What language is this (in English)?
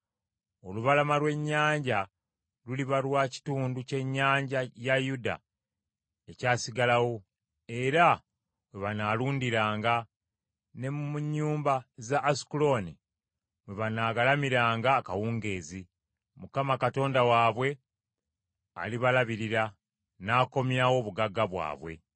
Ganda